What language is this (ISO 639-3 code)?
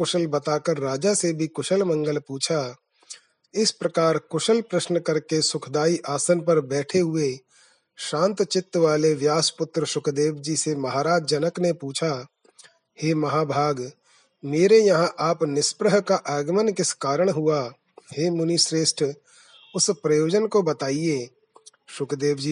hin